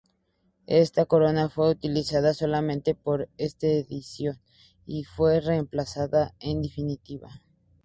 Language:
Spanish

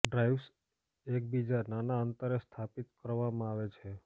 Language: Gujarati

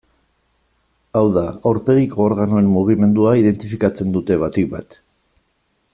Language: Basque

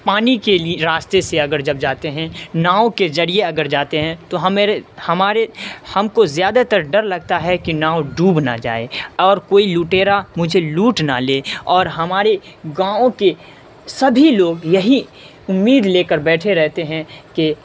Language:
Urdu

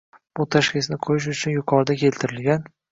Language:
Uzbek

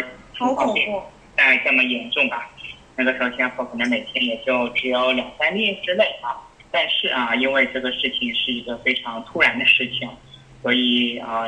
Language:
Chinese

